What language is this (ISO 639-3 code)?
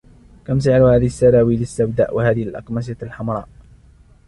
ara